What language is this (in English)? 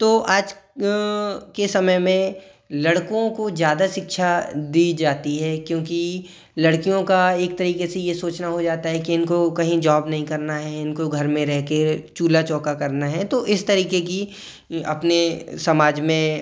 Hindi